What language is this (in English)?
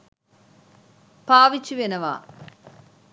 Sinhala